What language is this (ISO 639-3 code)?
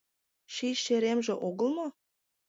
chm